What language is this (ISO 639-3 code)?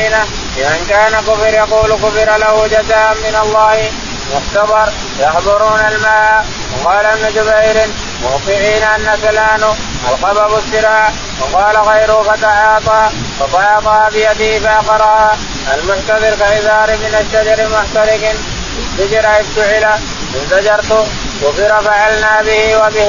ara